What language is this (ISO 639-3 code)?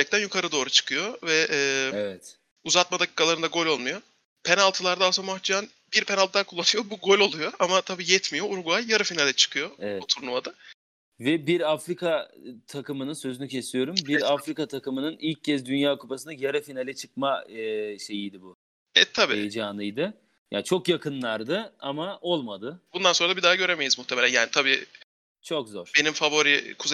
tur